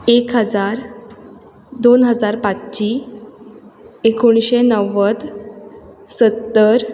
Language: Konkani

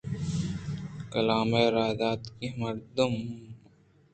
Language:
Eastern Balochi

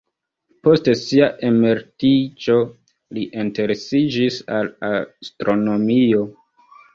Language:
Esperanto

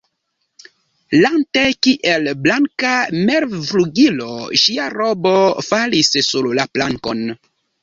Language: Esperanto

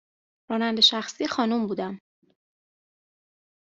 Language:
Persian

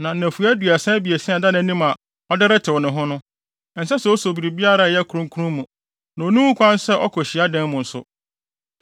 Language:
Akan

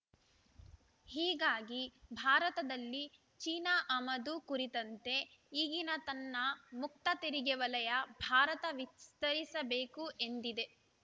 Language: Kannada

